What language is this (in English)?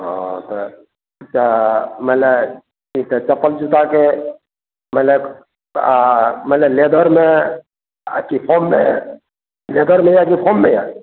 Maithili